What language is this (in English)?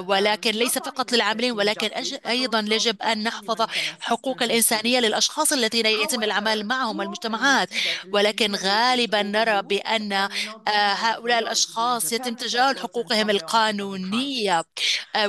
Arabic